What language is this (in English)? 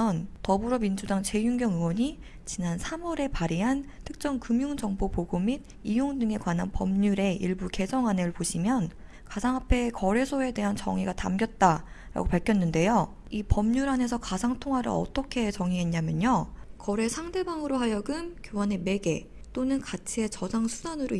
Korean